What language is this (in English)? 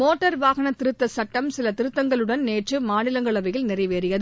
Tamil